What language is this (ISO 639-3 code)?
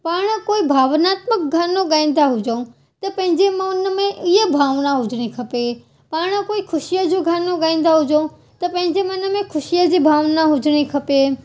snd